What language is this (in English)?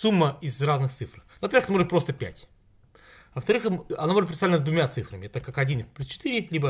Russian